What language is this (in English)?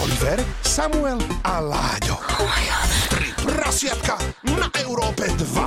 Slovak